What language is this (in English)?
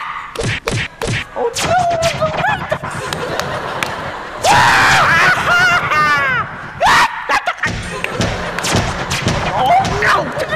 Vietnamese